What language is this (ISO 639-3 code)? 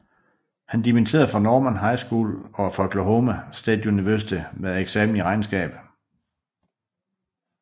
dan